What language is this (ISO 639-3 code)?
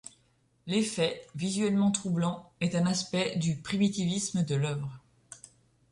fra